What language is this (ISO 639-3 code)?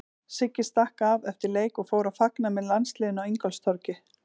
isl